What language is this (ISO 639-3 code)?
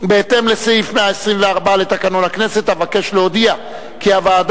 heb